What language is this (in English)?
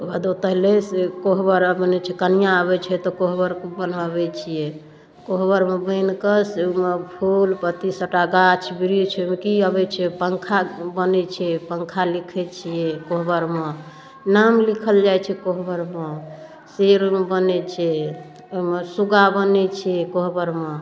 Maithili